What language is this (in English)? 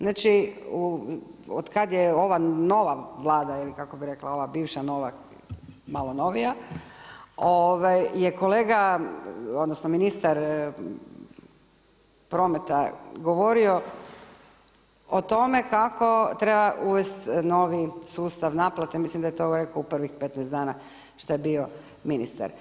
Croatian